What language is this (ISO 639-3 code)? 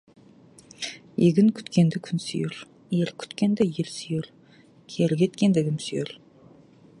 kaz